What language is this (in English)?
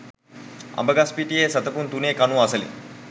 Sinhala